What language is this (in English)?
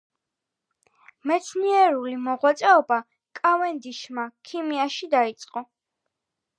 Georgian